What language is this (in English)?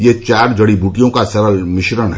Hindi